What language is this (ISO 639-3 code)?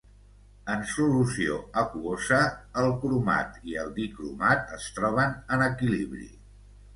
cat